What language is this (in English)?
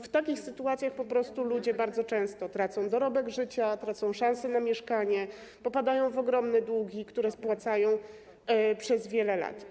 Polish